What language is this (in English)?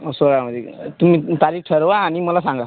Marathi